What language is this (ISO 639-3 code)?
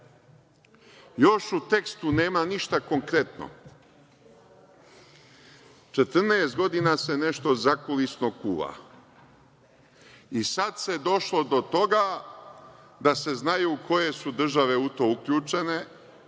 srp